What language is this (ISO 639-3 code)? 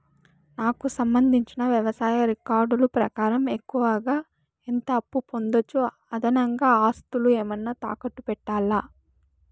tel